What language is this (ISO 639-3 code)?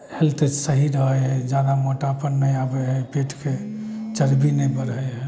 mai